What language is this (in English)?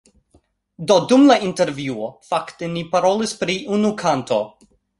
Esperanto